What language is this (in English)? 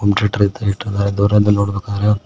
Kannada